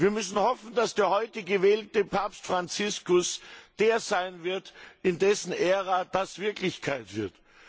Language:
German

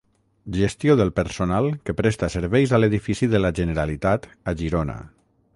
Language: Catalan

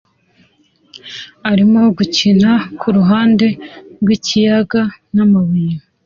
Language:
Kinyarwanda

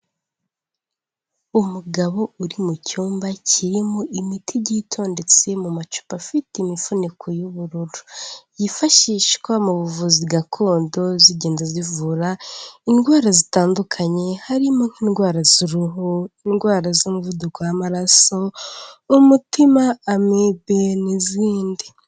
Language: Kinyarwanda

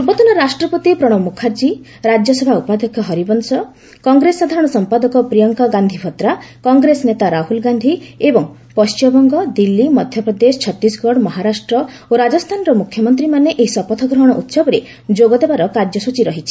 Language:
Odia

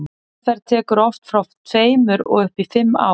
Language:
Icelandic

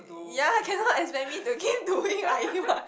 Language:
English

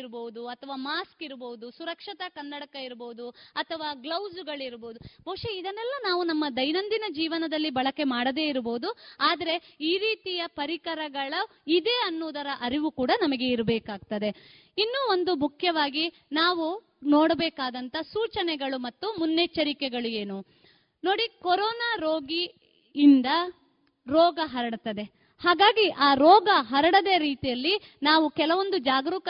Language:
Kannada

